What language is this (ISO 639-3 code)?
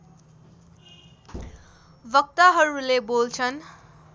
nep